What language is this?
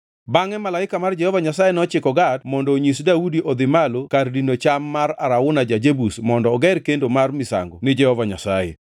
Luo (Kenya and Tanzania)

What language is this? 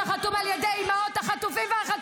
Hebrew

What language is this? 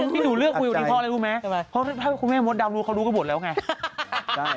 Thai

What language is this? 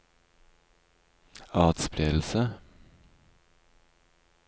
Norwegian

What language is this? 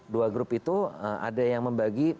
Indonesian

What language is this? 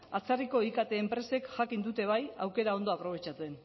Basque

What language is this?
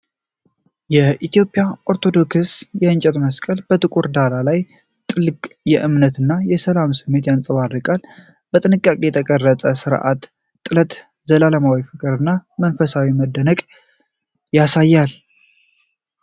Amharic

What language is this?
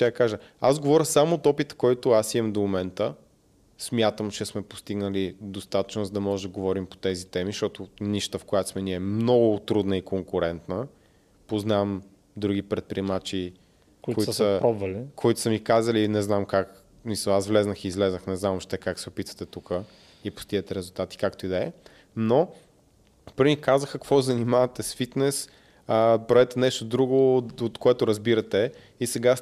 Bulgarian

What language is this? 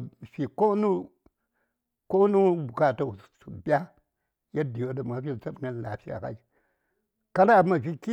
Saya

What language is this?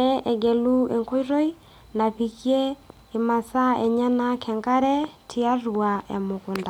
Masai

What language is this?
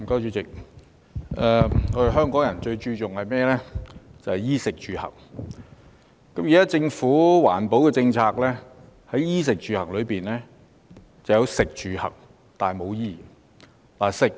Cantonese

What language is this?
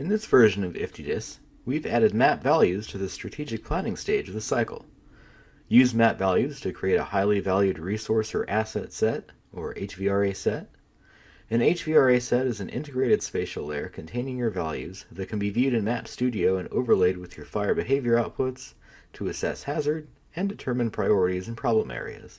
English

